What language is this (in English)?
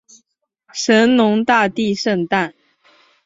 Chinese